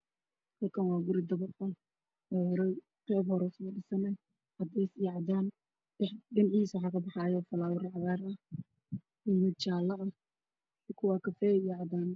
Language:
Somali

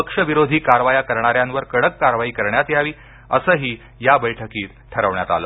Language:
Marathi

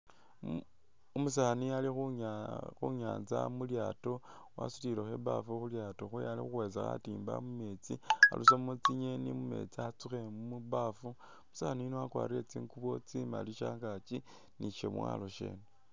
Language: Masaaba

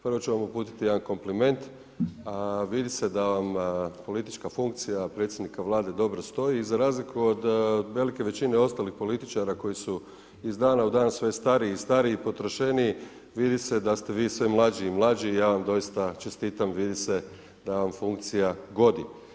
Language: Croatian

